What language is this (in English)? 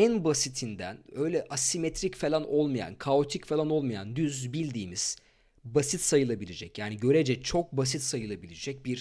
Turkish